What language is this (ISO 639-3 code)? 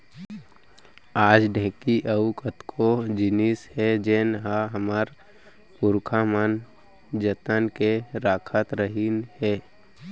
hne